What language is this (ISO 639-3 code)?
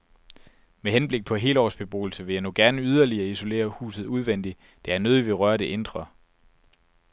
dan